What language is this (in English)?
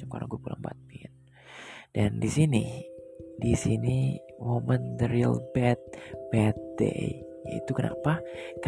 Indonesian